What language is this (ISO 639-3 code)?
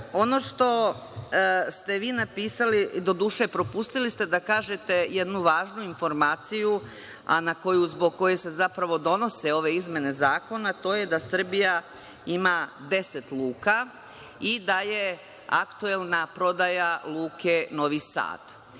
srp